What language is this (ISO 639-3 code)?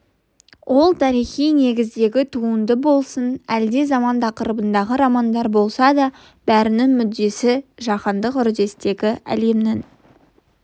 kaz